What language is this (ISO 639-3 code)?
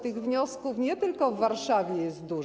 pol